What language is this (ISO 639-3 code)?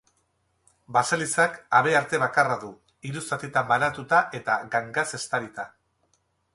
eus